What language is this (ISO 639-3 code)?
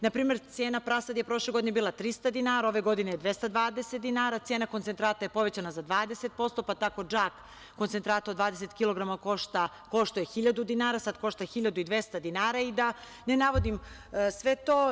srp